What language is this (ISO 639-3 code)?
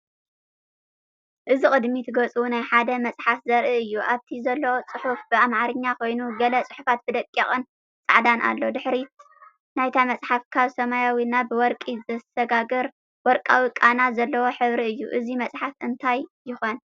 tir